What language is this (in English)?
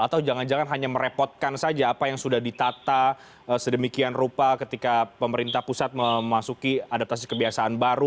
Indonesian